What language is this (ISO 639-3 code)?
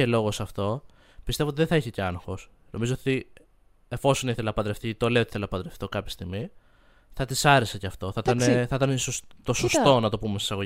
ell